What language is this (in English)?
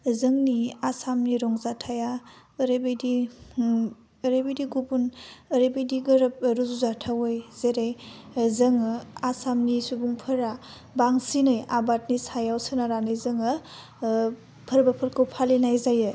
Bodo